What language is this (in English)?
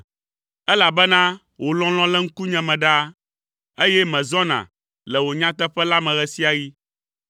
Ewe